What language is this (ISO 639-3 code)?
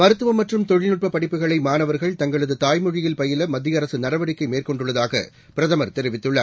tam